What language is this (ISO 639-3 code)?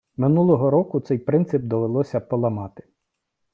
ukr